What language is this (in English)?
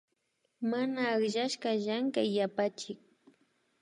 Imbabura Highland Quichua